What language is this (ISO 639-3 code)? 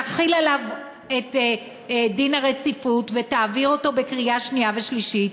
heb